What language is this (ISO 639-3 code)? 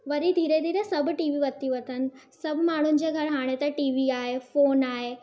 snd